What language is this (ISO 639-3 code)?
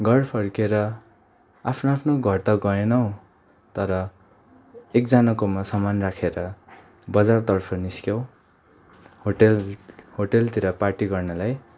nep